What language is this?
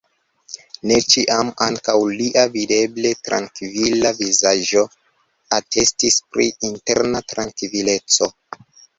Esperanto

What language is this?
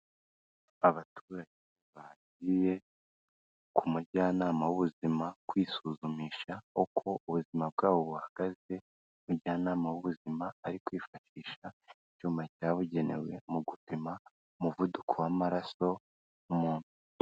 Kinyarwanda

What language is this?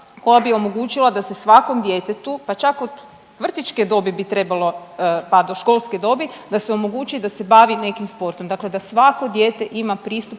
Croatian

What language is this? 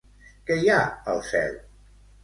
Catalan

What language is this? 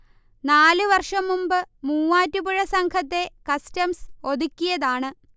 Malayalam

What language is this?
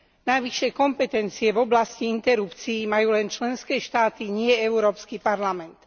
Slovak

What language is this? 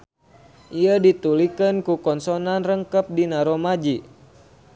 Sundanese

